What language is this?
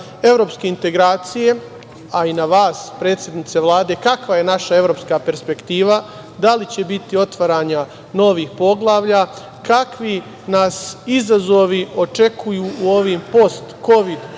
Serbian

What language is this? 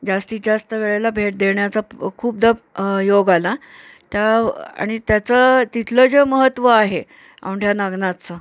Marathi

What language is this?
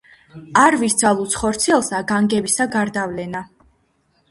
Georgian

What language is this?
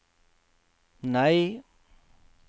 Norwegian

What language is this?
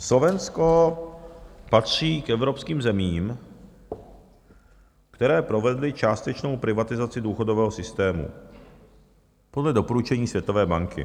Czech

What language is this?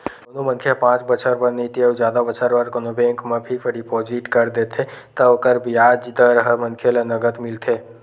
Chhattisgarhi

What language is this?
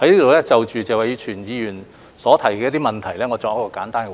Cantonese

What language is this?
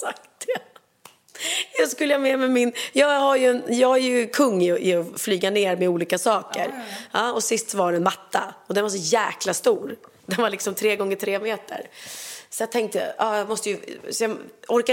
Swedish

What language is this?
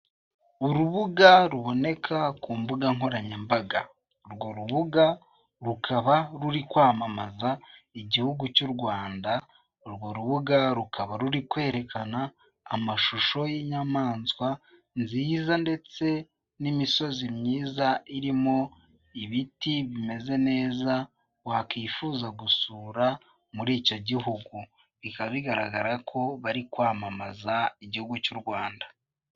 Kinyarwanda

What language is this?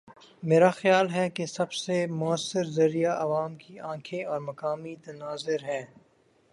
Urdu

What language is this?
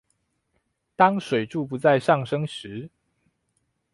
Chinese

